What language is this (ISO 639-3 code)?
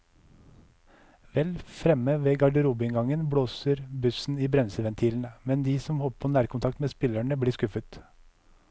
nor